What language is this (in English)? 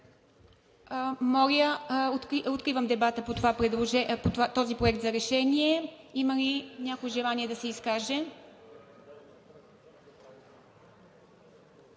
Bulgarian